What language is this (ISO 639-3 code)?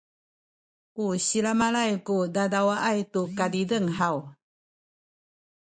szy